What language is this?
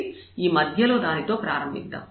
Telugu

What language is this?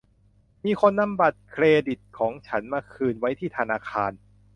Thai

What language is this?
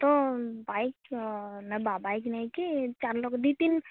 Odia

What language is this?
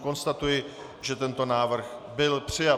Czech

